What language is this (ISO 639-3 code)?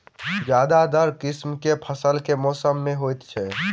mai